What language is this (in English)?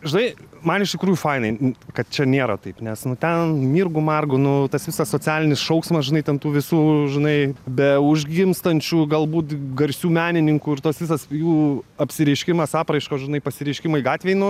Lithuanian